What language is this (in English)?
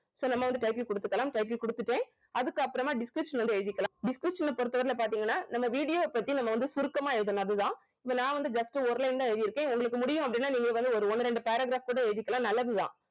Tamil